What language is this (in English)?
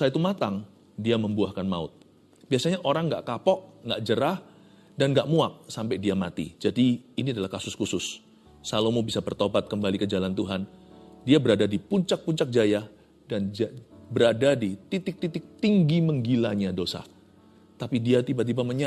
Indonesian